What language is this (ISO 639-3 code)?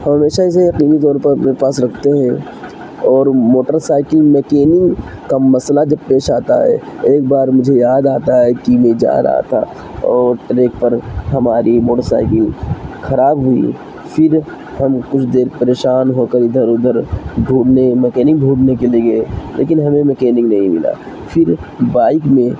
urd